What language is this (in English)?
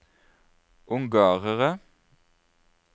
Norwegian